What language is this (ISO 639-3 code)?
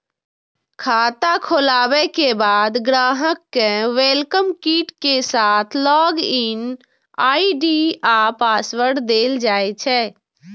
mai